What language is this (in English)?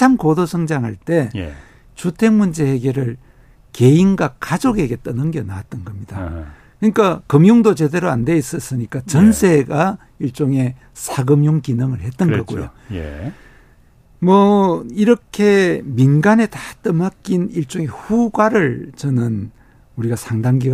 Korean